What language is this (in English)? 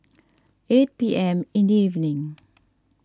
English